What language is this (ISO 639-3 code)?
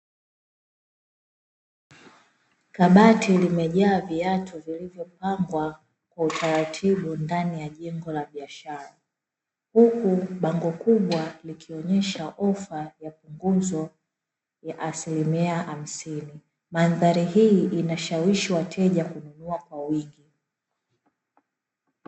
swa